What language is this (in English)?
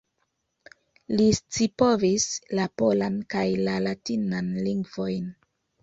Esperanto